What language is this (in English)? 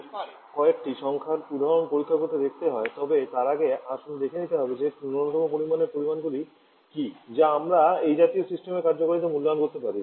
Bangla